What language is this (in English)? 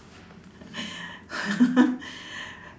English